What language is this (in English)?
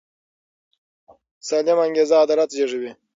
Pashto